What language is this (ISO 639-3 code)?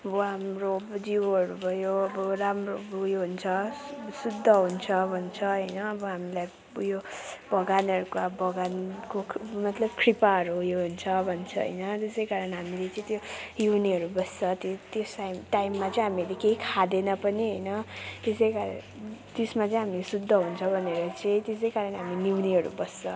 nep